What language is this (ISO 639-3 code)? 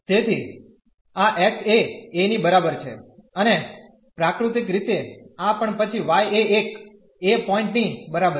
guj